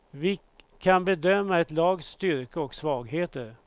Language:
Swedish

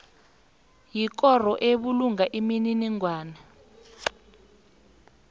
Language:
South Ndebele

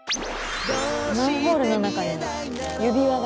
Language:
Japanese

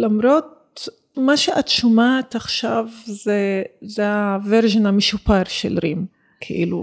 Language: Hebrew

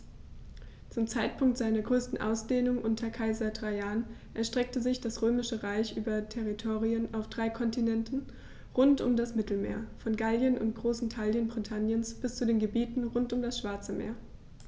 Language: German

